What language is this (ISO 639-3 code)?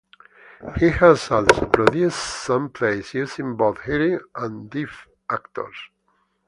eng